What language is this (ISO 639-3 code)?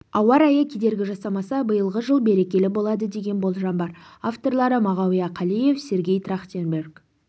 kaz